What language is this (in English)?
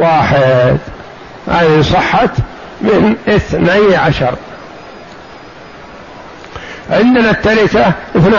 Arabic